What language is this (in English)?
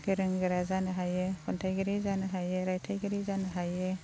Bodo